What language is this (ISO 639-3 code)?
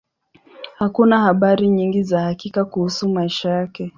swa